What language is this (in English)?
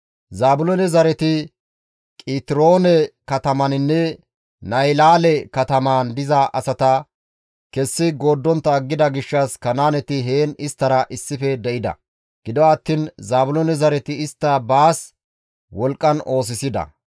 Gamo